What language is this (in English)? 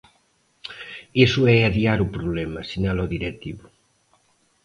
Galician